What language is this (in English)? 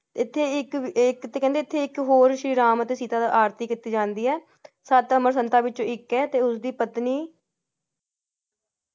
Punjabi